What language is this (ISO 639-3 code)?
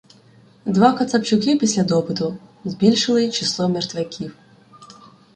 ukr